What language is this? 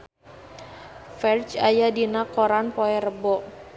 Sundanese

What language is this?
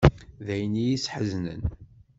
Kabyle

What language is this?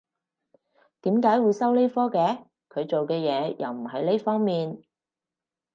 Cantonese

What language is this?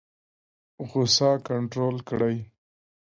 Pashto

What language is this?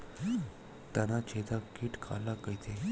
Chhattisgarhi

